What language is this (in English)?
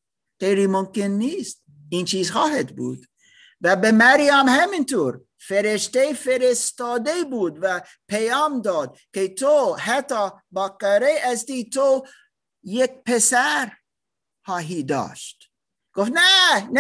Persian